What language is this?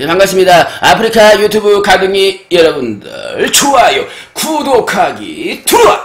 Korean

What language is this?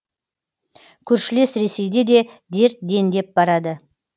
Kazakh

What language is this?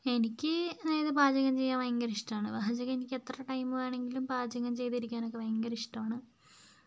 Malayalam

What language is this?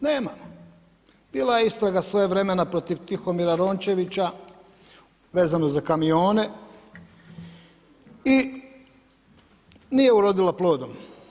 Croatian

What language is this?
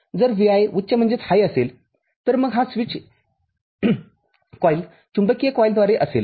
Marathi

